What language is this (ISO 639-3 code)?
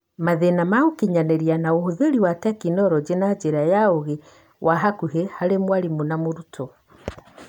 kik